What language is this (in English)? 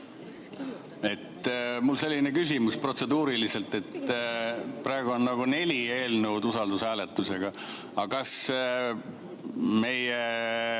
Estonian